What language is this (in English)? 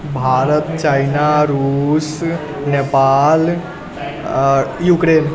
Maithili